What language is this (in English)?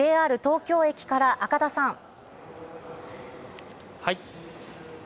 Japanese